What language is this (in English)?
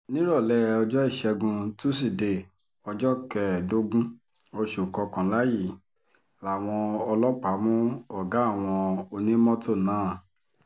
Yoruba